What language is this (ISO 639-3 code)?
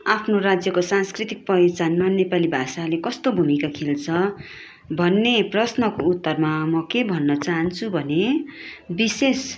nep